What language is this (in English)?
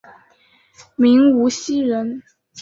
Chinese